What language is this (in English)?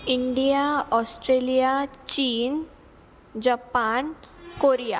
Marathi